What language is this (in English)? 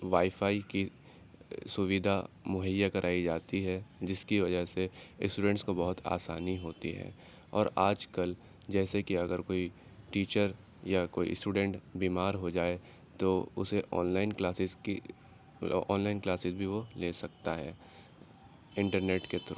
Urdu